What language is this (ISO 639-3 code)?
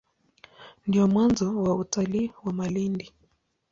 swa